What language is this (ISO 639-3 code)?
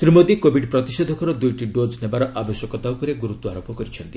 ori